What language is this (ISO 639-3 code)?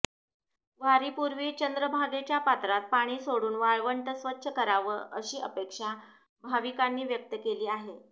mar